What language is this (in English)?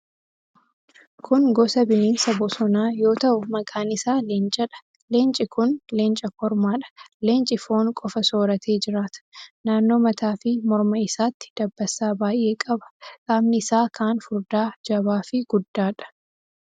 Oromo